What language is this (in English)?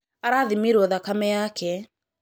Kikuyu